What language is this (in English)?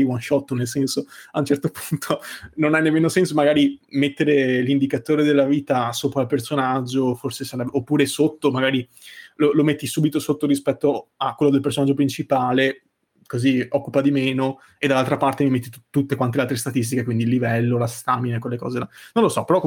Italian